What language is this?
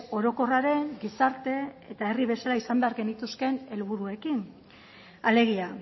Basque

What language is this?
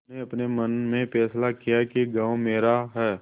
Hindi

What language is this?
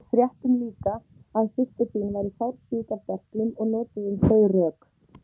Icelandic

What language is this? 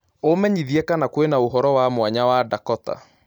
Kikuyu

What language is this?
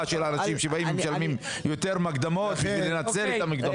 Hebrew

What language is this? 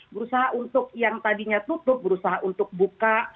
Indonesian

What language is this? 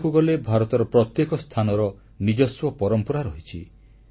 Odia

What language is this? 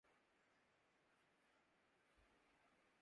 Urdu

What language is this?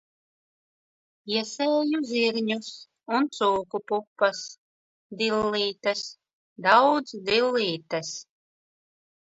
Latvian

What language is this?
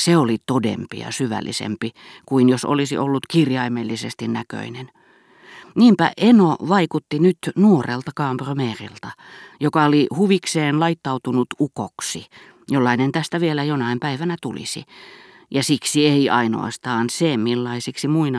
Finnish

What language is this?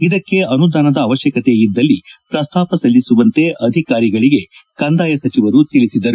Kannada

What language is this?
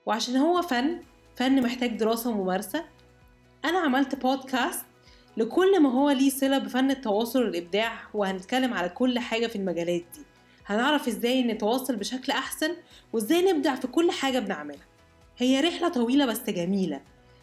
Arabic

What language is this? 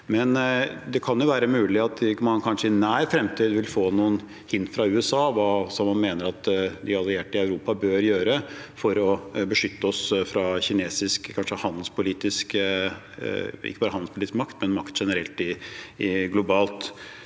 Norwegian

